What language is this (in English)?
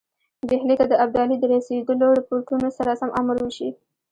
Pashto